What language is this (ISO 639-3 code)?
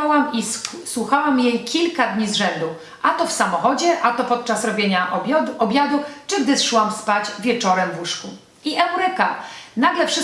pol